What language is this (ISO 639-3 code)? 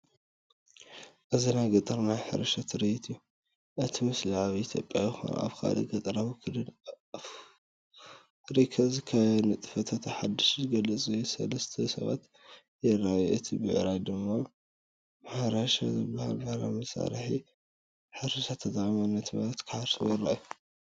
tir